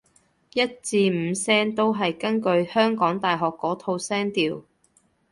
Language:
Cantonese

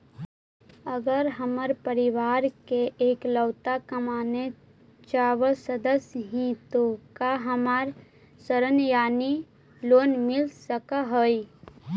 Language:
Magahi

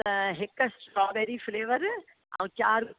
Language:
Sindhi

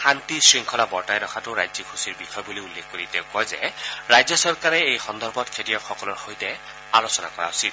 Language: Assamese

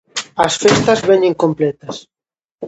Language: Galician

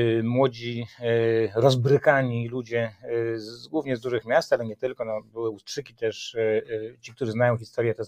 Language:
Polish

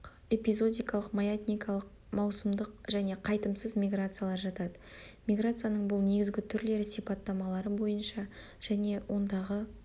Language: Kazakh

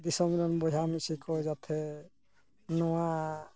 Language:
Santali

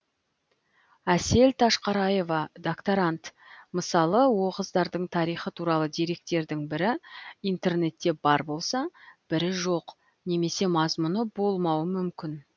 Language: Kazakh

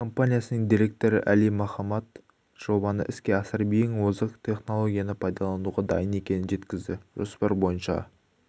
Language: Kazakh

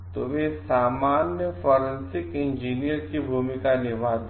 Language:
Hindi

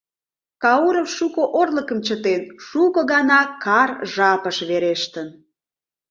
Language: Mari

